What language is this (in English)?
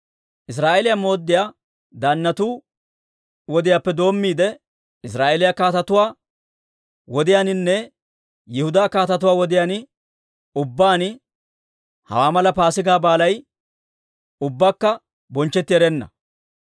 Dawro